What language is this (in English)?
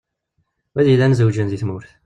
Kabyle